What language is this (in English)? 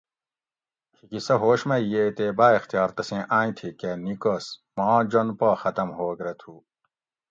Gawri